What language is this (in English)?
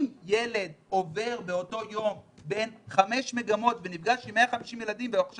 Hebrew